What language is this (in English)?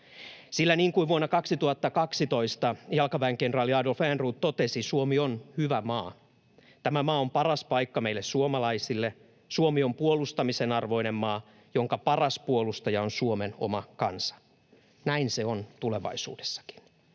Finnish